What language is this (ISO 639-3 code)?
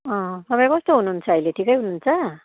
nep